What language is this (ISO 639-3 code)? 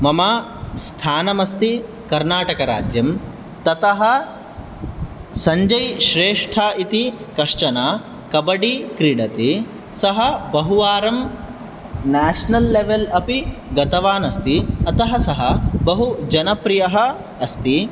san